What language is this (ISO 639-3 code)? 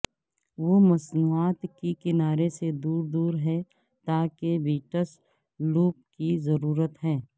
urd